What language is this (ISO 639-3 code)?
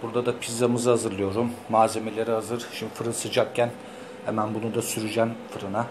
tur